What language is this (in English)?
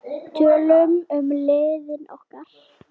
Icelandic